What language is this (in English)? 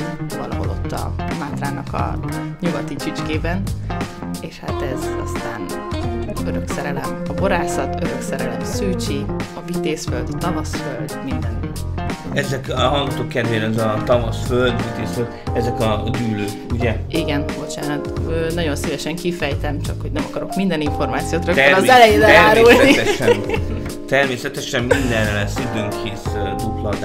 Hungarian